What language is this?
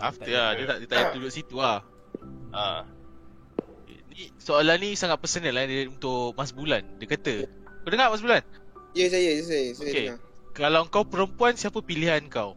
Malay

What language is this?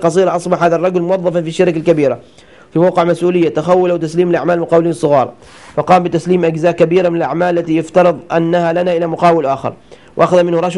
Arabic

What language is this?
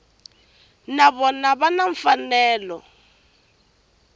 Tsonga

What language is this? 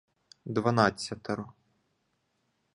Ukrainian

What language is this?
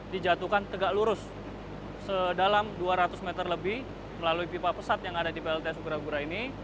Indonesian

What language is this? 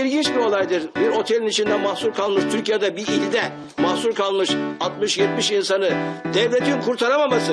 Turkish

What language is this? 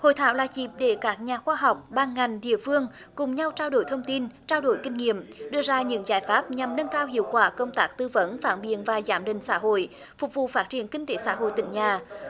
Vietnamese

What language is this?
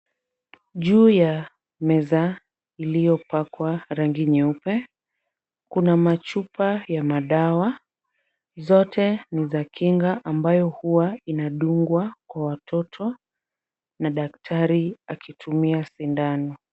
Swahili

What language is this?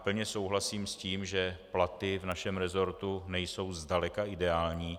Czech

